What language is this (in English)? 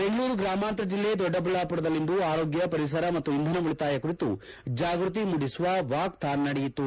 Kannada